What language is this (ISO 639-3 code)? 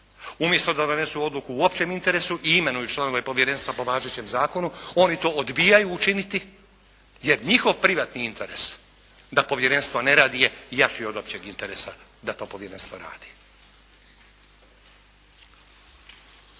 hrv